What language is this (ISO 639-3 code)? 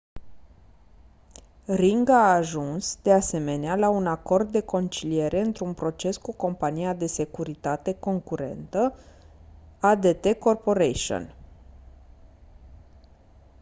ron